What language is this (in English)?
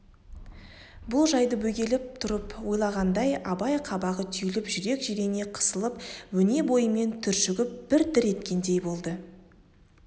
Kazakh